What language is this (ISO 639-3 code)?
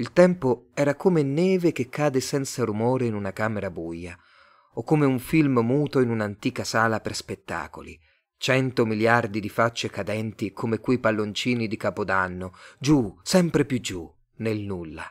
ita